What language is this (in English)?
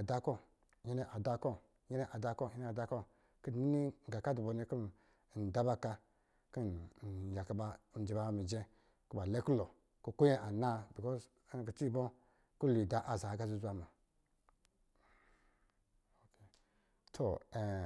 Lijili